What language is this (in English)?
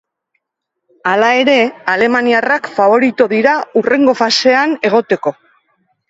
Basque